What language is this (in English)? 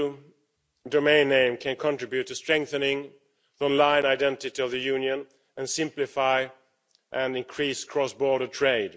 English